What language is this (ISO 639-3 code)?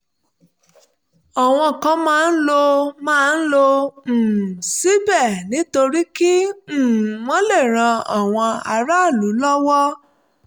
yor